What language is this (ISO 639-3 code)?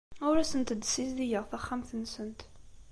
kab